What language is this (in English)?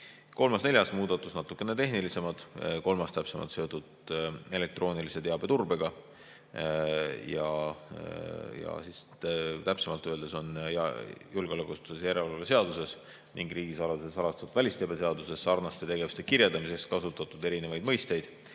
Estonian